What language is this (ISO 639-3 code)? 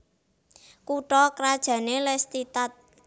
jav